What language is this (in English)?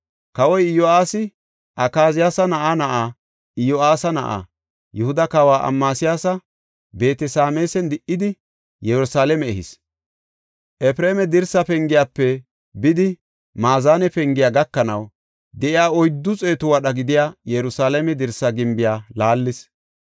Gofa